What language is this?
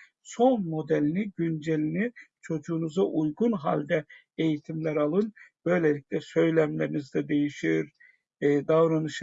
Turkish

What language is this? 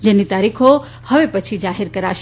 Gujarati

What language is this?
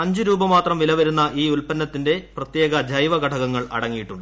Malayalam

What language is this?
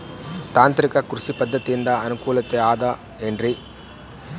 Kannada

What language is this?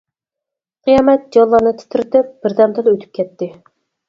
Uyghur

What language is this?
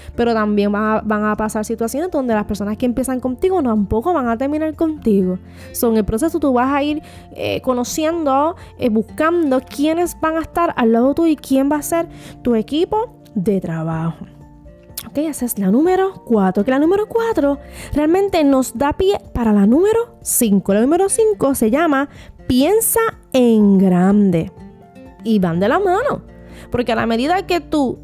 Spanish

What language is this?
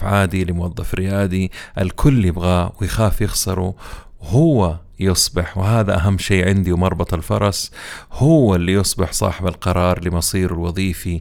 Arabic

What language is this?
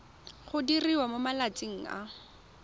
Tswana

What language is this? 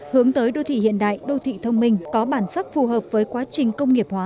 Vietnamese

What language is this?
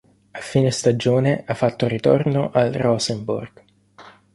Italian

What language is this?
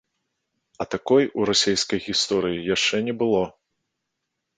Belarusian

